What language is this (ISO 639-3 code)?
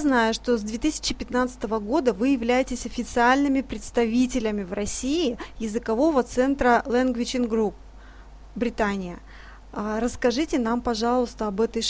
rus